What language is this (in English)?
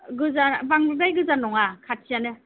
Bodo